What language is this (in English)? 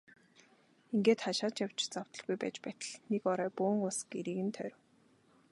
Mongolian